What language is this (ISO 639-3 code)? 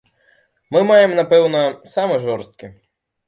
bel